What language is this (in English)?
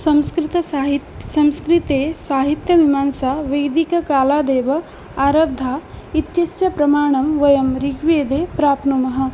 Sanskrit